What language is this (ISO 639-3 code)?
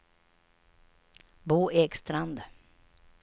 swe